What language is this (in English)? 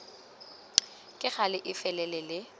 Tswana